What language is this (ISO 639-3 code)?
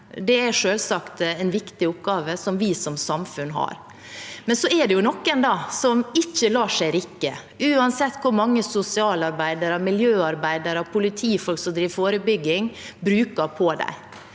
nor